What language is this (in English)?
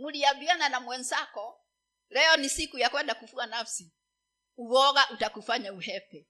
Swahili